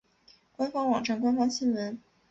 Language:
Chinese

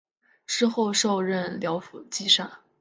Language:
Chinese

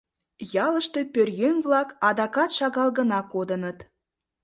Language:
Mari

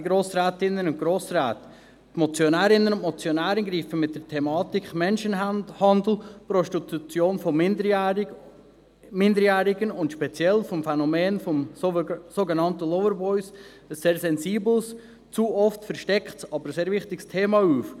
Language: Swiss German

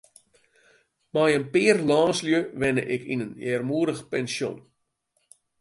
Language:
Western Frisian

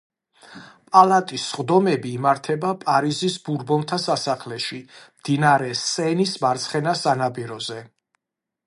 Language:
Georgian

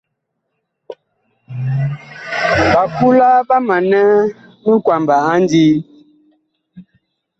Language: Bakoko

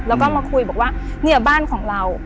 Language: Thai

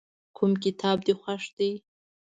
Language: Pashto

